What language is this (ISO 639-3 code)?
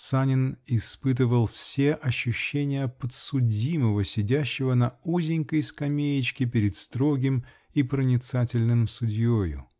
rus